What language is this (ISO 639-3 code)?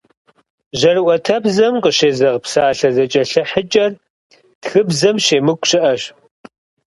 kbd